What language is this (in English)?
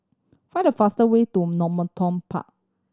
English